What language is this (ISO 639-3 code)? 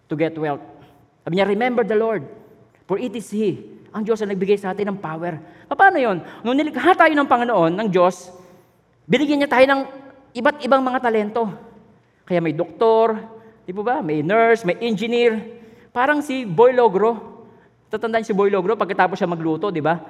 fil